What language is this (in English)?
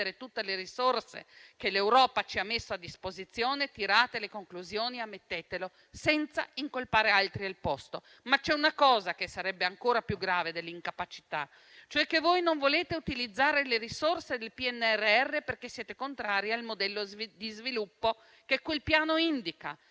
Italian